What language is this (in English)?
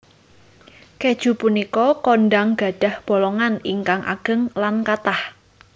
Javanese